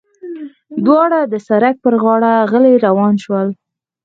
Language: Pashto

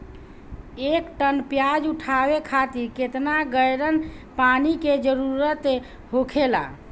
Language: Bhojpuri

